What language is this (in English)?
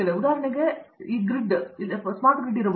Kannada